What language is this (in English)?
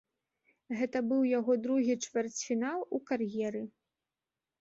Belarusian